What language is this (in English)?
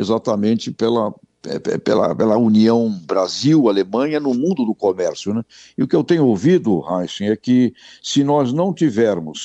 Portuguese